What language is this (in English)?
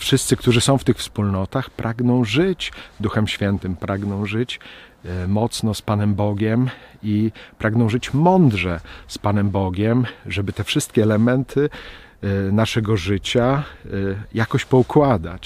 Polish